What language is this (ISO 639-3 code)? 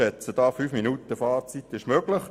gsw